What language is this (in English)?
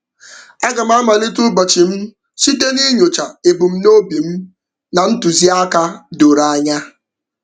Igbo